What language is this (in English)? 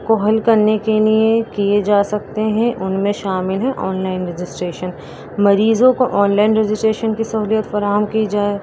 Urdu